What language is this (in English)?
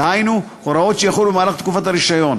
Hebrew